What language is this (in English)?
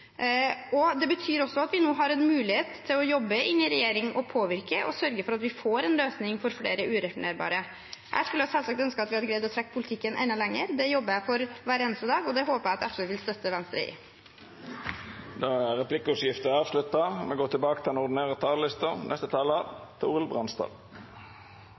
Norwegian